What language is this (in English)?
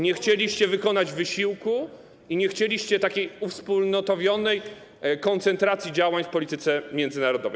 Polish